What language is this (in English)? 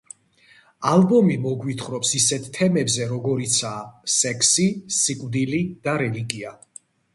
Georgian